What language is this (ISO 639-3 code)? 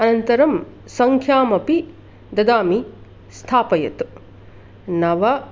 san